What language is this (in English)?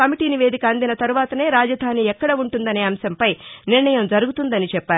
Telugu